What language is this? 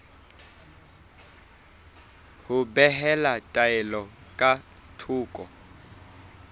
Southern Sotho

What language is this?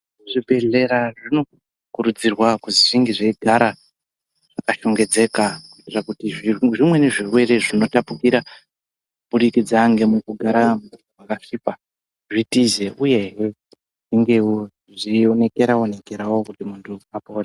Ndau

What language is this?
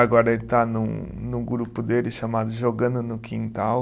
Portuguese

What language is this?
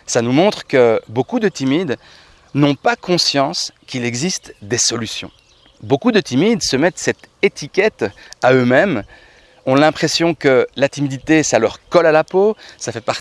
French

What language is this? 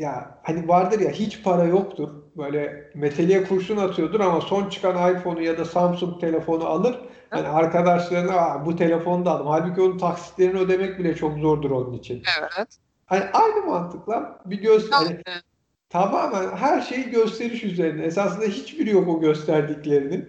Turkish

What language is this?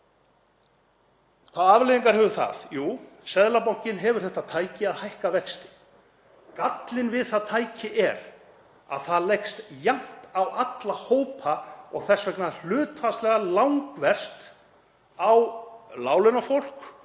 Icelandic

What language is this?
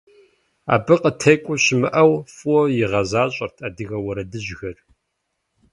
Kabardian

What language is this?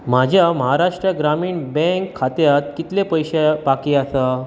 Konkani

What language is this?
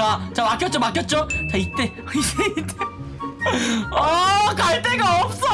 Korean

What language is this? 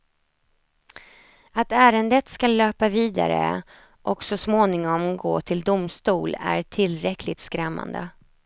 Swedish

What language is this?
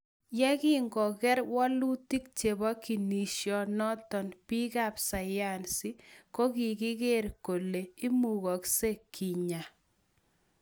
Kalenjin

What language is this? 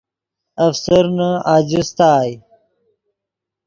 Yidgha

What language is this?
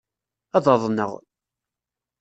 Kabyle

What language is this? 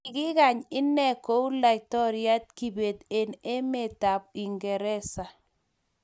Kalenjin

